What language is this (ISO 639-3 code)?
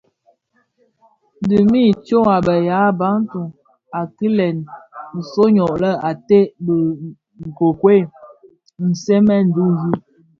ksf